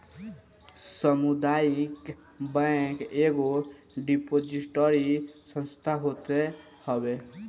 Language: Bhojpuri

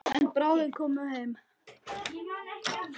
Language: Icelandic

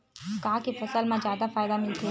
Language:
Chhattisgarhi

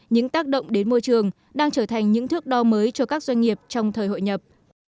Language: Vietnamese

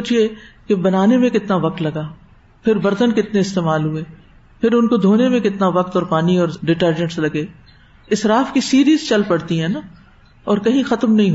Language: Urdu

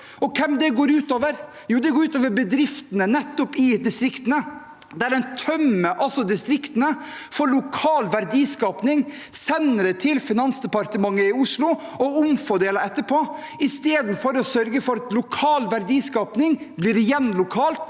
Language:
Norwegian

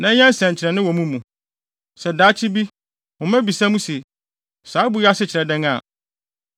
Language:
Akan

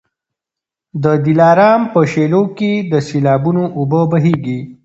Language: Pashto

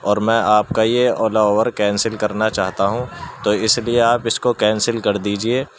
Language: Urdu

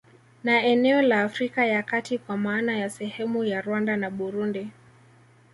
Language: Swahili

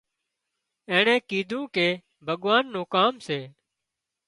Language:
Wadiyara Koli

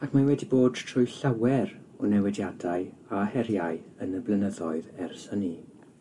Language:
Welsh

